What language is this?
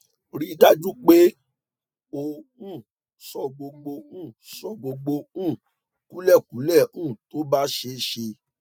Yoruba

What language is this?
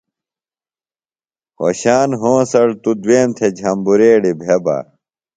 Phalura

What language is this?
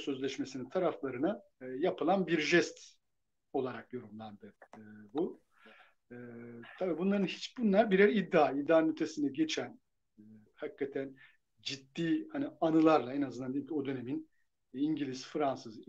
Turkish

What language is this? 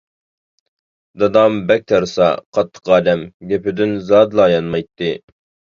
Uyghur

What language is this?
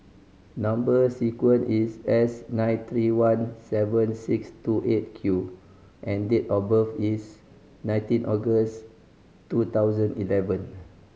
English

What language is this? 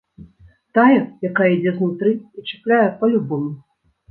Belarusian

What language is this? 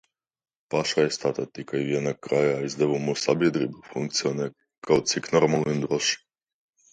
Latvian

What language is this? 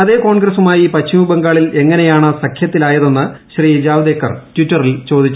Malayalam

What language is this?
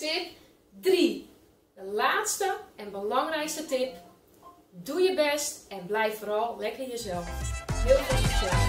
Dutch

